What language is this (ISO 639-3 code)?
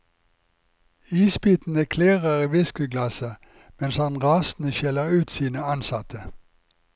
nor